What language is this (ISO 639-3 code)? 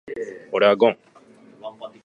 jpn